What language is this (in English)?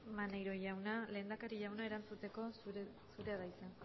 Basque